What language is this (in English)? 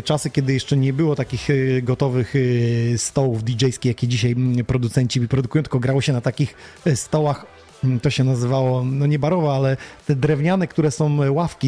Polish